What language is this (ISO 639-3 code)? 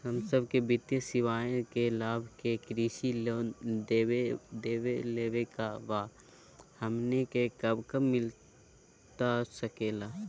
mag